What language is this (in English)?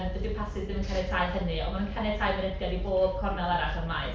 Welsh